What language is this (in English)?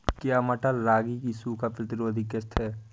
Hindi